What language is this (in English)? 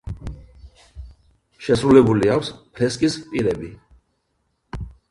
Georgian